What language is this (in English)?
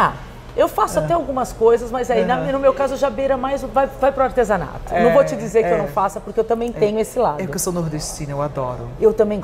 Portuguese